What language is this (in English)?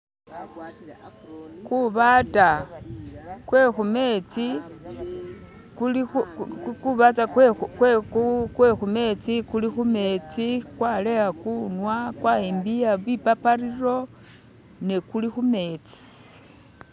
Masaaba